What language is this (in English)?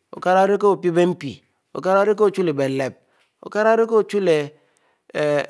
Mbe